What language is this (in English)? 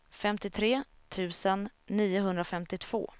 Swedish